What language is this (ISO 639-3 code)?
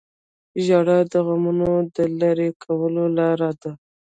pus